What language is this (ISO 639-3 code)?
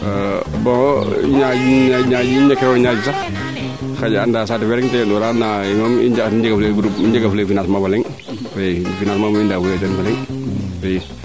srr